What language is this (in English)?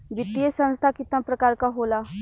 Bhojpuri